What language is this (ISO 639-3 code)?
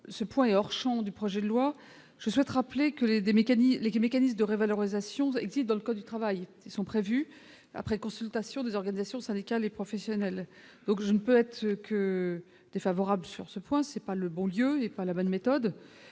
fra